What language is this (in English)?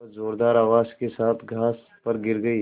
Hindi